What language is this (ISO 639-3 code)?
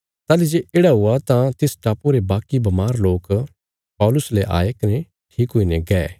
kfs